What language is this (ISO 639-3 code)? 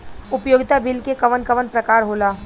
bho